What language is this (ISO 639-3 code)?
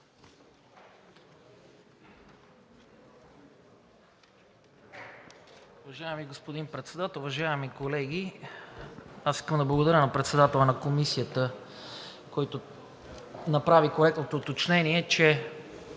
bul